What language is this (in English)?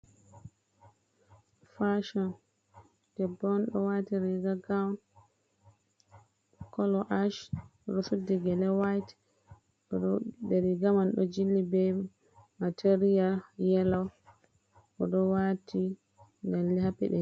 Fula